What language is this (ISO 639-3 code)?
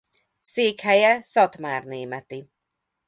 hun